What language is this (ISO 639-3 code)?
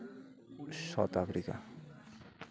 sat